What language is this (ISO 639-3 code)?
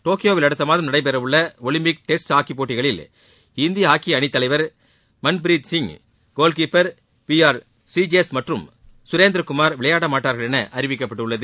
tam